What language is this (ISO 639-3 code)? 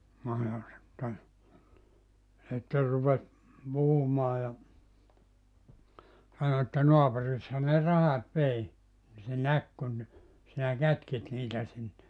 fin